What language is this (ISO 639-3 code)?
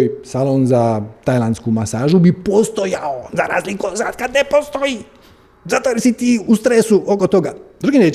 hrv